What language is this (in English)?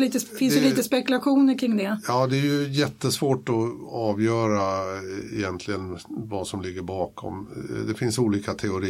Swedish